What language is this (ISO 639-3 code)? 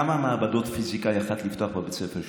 heb